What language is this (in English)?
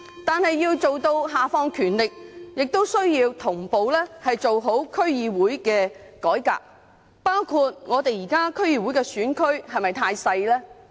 Cantonese